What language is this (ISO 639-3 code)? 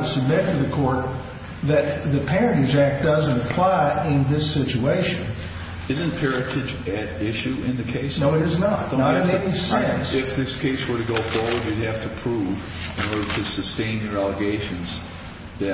eng